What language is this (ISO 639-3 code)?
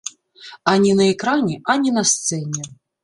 bel